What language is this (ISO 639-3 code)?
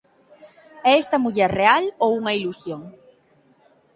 glg